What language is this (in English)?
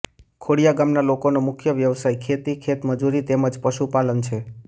Gujarati